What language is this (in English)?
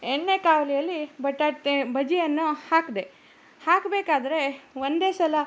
Kannada